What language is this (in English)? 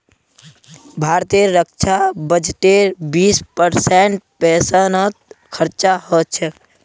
Magahi